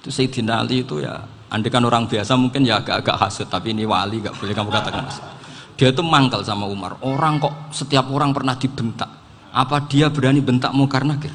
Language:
Indonesian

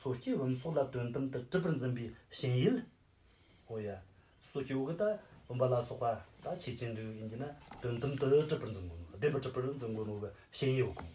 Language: Romanian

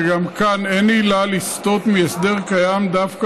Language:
Hebrew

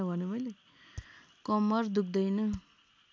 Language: Nepali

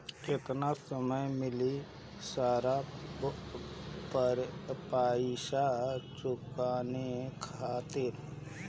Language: Bhojpuri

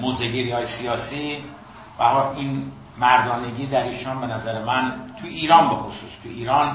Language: Persian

